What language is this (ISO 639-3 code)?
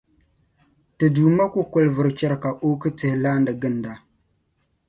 dag